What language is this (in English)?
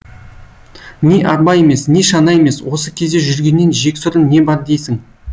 Kazakh